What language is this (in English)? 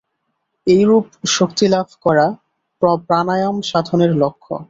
Bangla